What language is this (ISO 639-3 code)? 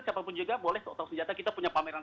ind